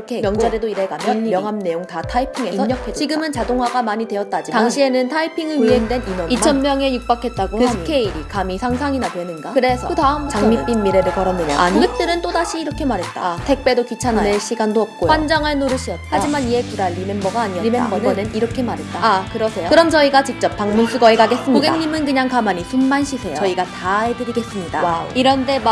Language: Korean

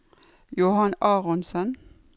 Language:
Norwegian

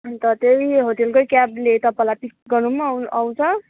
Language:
Nepali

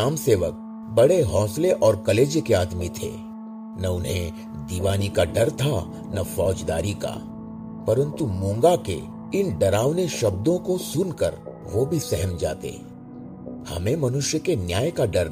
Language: Hindi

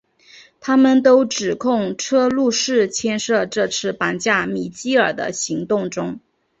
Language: Chinese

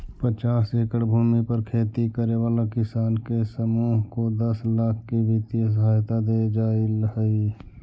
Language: Magahi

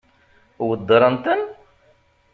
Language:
Kabyle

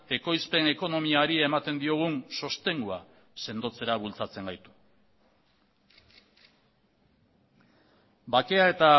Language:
Basque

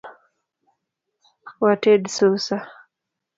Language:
Luo (Kenya and Tanzania)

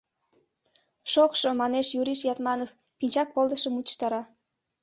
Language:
Mari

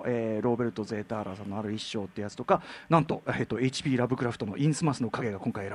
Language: Japanese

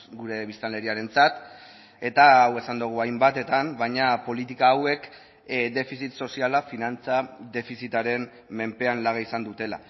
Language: Basque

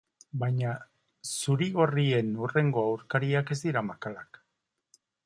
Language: Basque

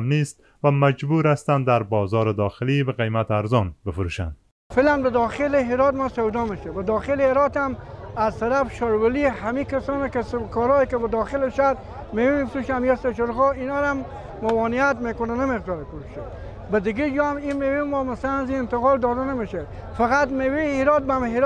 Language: Persian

